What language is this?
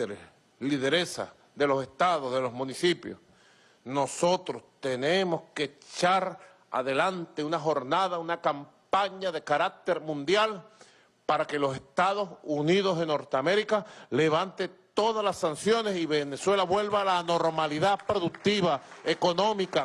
Spanish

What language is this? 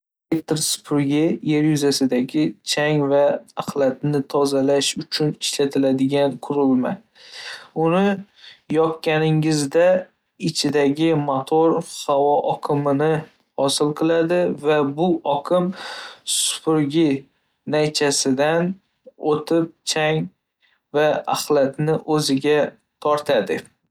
Uzbek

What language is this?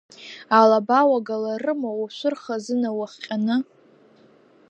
Abkhazian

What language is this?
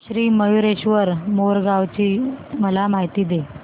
Marathi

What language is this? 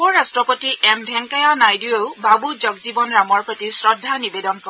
Assamese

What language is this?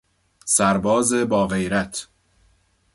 Persian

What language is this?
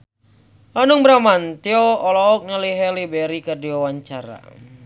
Sundanese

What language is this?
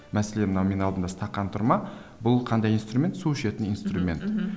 Kazakh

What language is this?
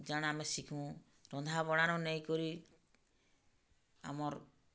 Odia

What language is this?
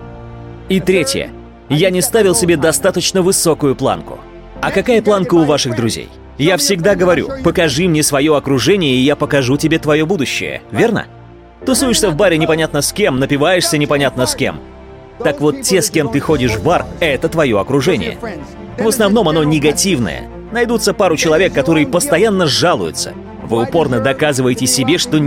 Russian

